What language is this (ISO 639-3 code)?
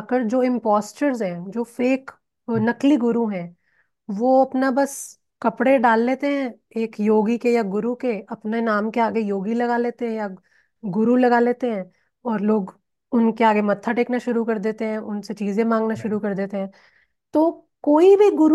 hin